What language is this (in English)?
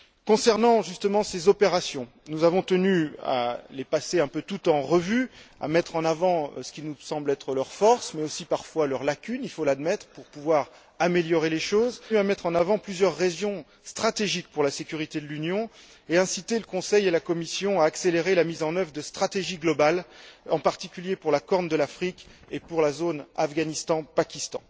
French